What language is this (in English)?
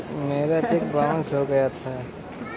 Hindi